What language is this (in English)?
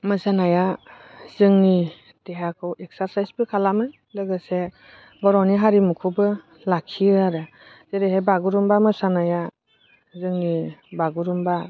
Bodo